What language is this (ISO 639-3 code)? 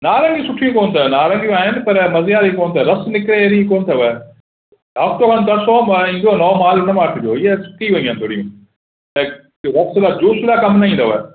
snd